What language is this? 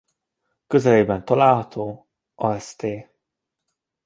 Hungarian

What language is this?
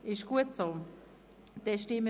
Swiss German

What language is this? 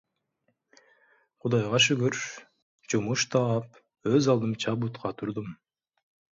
Kyrgyz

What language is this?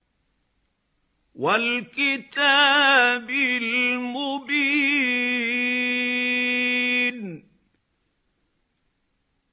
Arabic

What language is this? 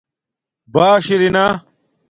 Domaaki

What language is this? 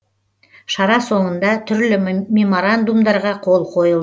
Kazakh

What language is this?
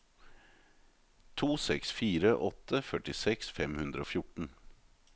Norwegian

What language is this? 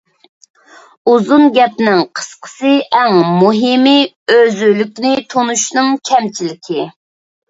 Uyghur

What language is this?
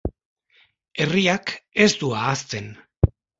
Basque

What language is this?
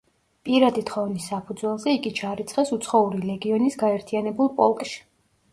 Georgian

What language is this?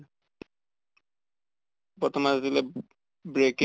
Assamese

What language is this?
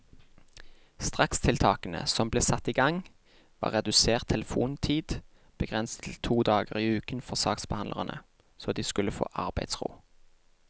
Norwegian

